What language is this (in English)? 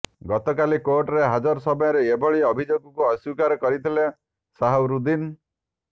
Odia